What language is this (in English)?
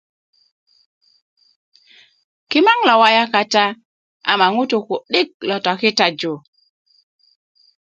Kuku